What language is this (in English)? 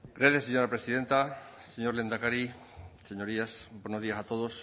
Spanish